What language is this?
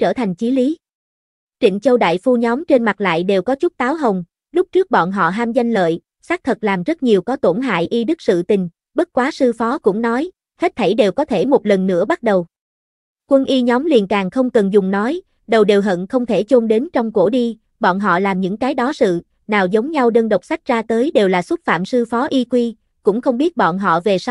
Vietnamese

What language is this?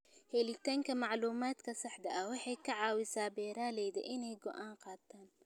Somali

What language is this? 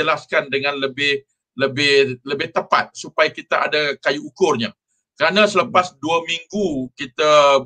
Malay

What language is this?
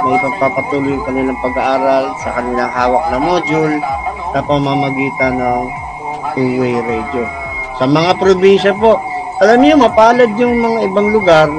Filipino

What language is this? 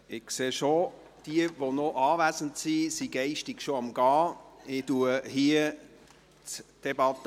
Swiss German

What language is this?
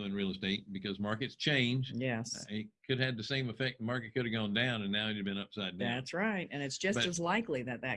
English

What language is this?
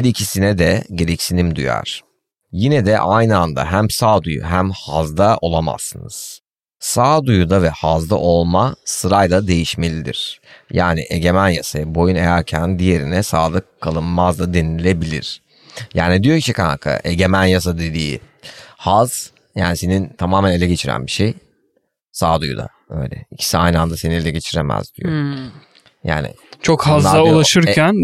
Turkish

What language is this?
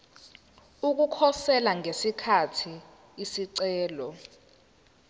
Zulu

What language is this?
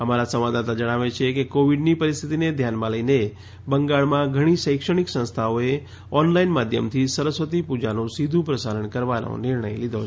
Gujarati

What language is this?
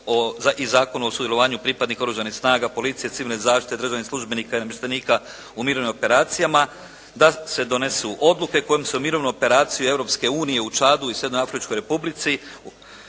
Croatian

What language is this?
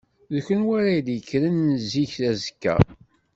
Kabyle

